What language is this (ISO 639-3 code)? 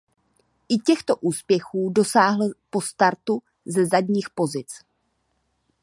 ces